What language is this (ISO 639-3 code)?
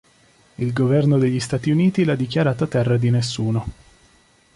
ita